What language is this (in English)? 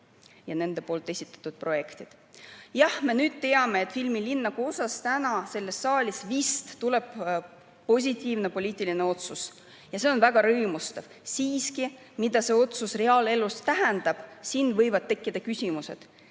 Estonian